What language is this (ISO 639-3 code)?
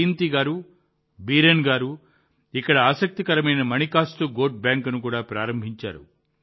tel